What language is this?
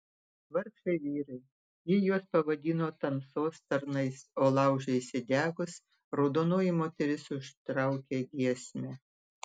Lithuanian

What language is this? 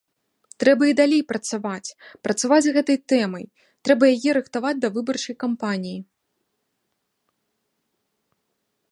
Belarusian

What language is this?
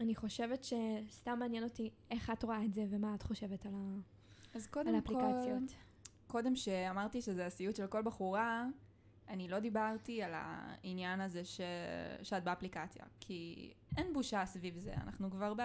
Hebrew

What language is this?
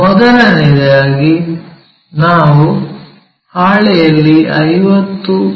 Kannada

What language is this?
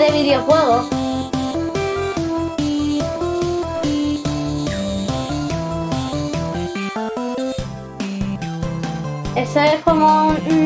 Spanish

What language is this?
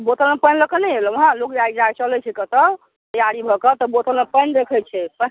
Maithili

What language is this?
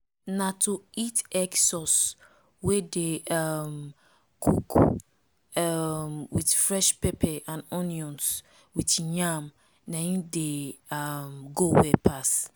Nigerian Pidgin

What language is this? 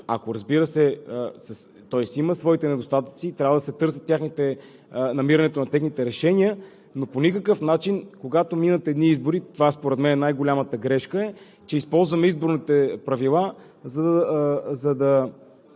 Bulgarian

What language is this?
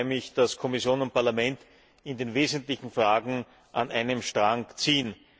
German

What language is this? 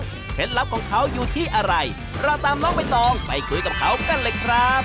Thai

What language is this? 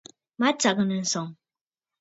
Bafut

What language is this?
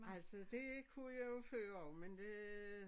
Danish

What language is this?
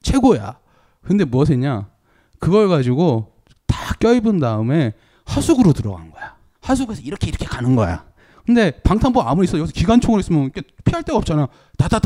Korean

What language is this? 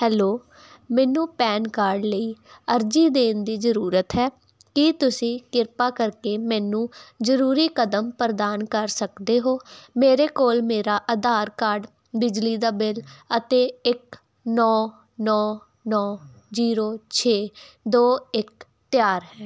Punjabi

